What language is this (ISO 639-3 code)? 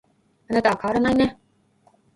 jpn